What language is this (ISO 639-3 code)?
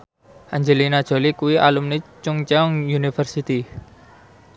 jav